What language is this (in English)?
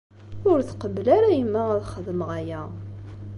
Kabyle